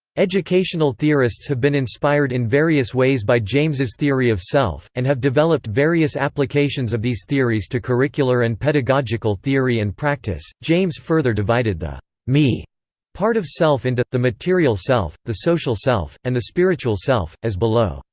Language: English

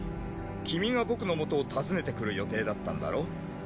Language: Japanese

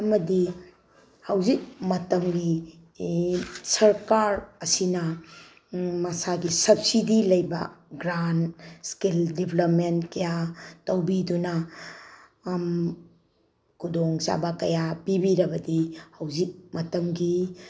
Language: Manipuri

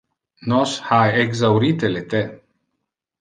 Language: Interlingua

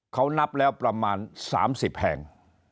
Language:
Thai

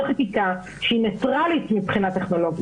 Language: Hebrew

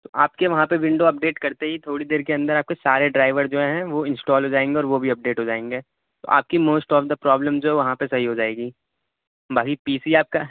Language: Urdu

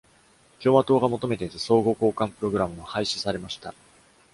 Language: Japanese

